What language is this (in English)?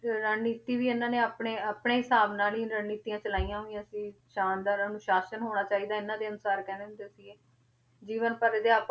Punjabi